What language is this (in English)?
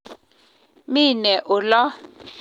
Kalenjin